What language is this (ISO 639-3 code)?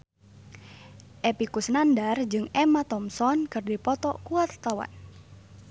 sun